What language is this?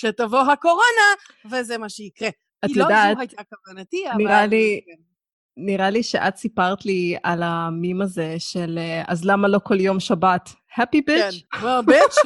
Hebrew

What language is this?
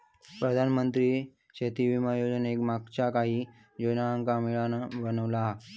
Marathi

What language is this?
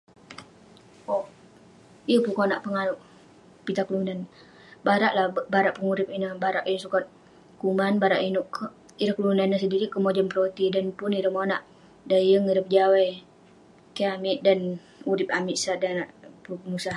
Western Penan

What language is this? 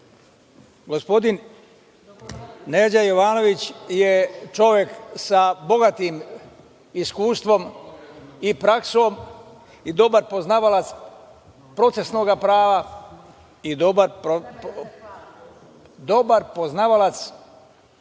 Serbian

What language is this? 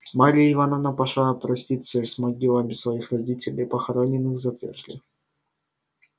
Russian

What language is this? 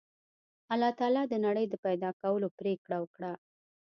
Pashto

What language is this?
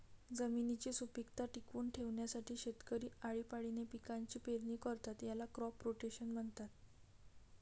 Marathi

